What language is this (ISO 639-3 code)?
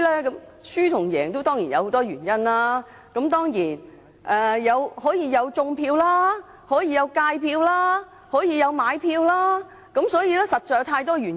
yue